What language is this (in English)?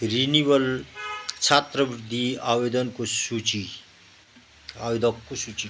Nepali